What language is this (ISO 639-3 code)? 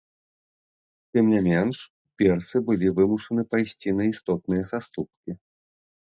bel